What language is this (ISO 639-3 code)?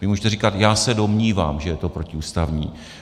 ces